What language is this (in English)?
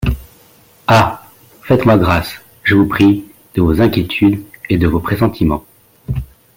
French